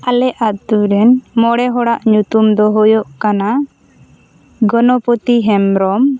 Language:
Santali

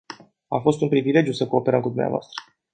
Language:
Romanian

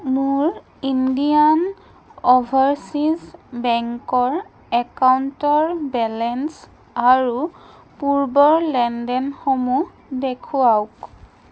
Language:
Assamese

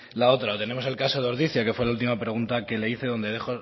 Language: Spanish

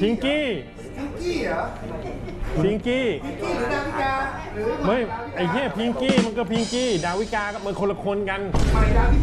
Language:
Thai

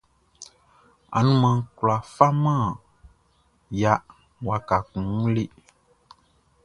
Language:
Baoulé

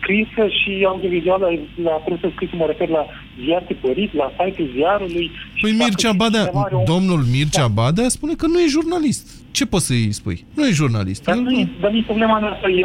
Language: Romanian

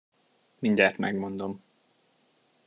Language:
Hungarian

